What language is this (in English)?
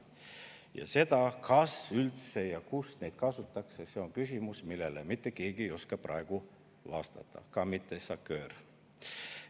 Estonian